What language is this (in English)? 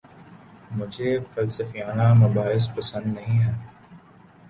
Urdu